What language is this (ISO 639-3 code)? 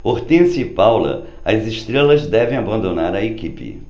por